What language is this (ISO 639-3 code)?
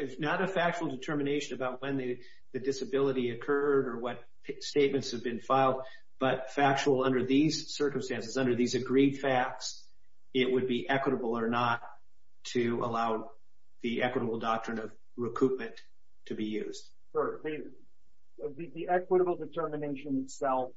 eng